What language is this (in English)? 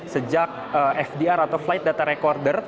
Indonesian